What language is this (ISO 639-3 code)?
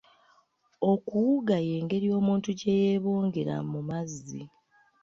lug